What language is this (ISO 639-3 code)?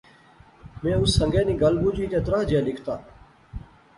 phr